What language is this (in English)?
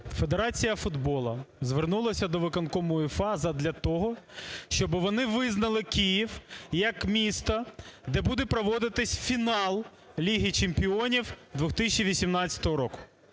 Ukrainian